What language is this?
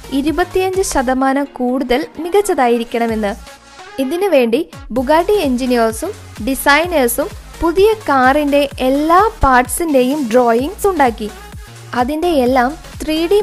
Malayalam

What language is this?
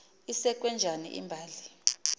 Xhosa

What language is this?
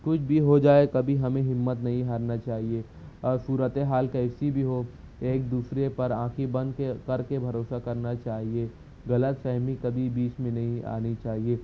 Urdu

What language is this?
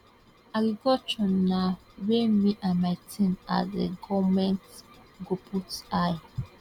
Nigerian Pidgin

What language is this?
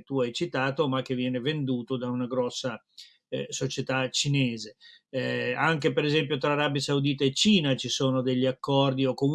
Italian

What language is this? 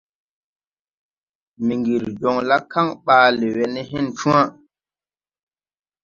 Tupuri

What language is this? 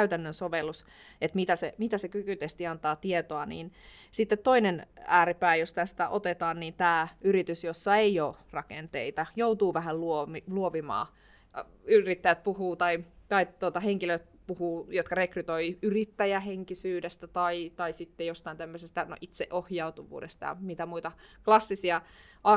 Finnish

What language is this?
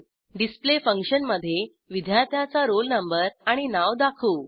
Marathi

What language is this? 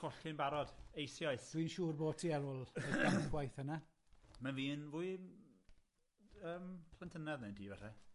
Welsh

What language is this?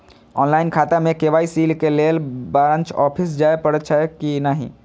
Maithili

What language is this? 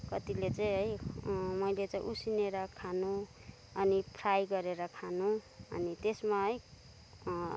Nepali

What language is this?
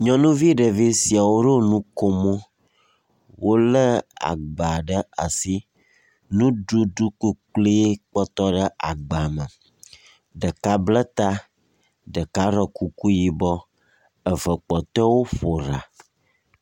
Ewe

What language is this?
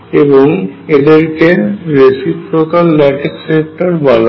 Bangla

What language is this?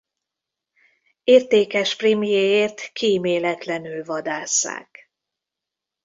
Hungarian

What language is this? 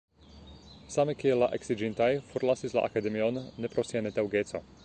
Esperanto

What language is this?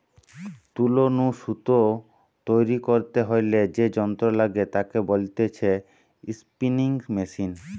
Bangla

